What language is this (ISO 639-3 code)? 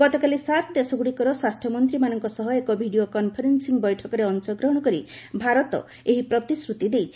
ori